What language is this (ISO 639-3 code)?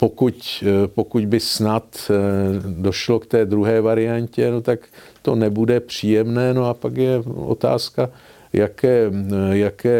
ces